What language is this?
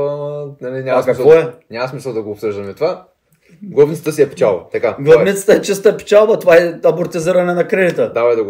Bulgarian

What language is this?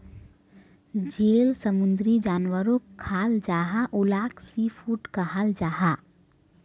Magahi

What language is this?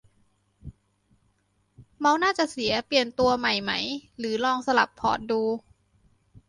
Thai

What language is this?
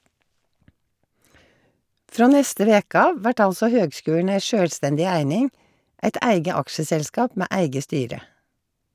Norwegian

